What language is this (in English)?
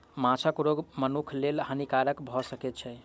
Maithili